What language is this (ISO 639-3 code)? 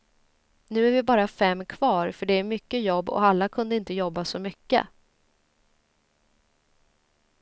swe